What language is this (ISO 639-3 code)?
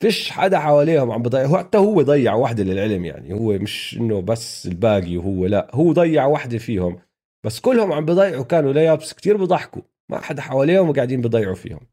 ara